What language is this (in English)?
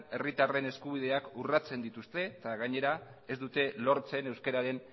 Basque